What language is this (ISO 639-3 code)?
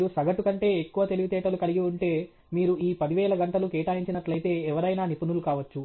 tel